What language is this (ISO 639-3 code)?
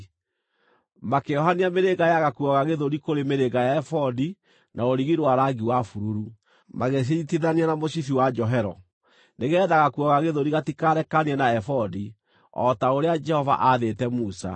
kik